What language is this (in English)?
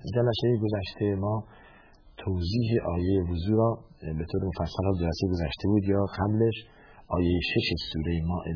Persian